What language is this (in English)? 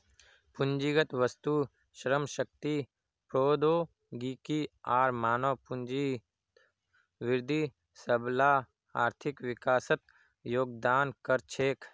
Magahi